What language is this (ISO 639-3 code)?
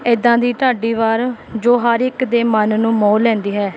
pan